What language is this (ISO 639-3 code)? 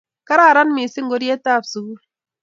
kln